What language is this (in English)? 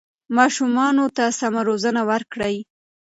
Pashto